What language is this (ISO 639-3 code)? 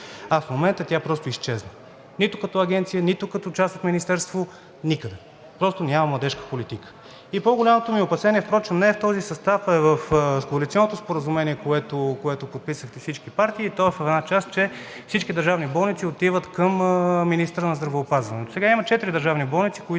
bul